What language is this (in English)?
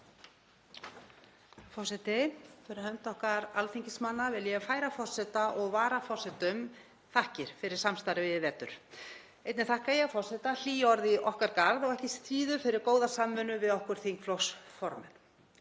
Icelandic